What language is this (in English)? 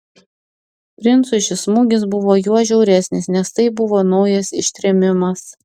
Lithuanian